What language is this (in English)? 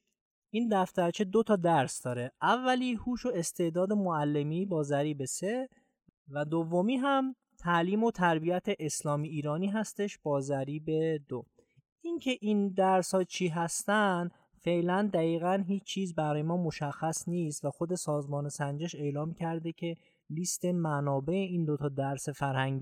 Persian